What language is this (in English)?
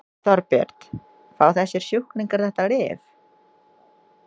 Icelandic